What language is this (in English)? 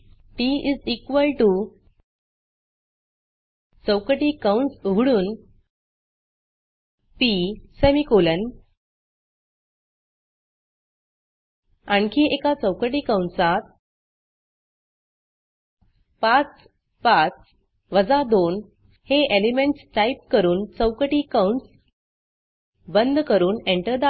Marathi